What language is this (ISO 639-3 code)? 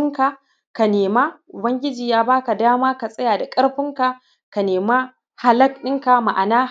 hau